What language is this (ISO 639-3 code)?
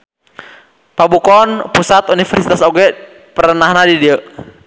sun